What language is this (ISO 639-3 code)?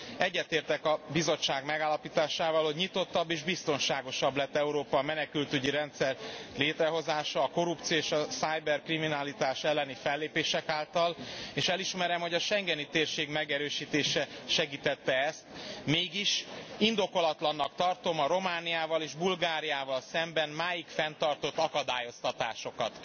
hun